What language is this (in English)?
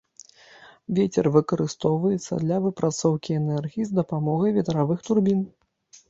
Belarusian